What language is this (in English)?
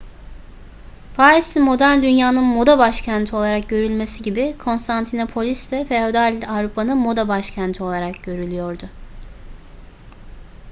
Turkish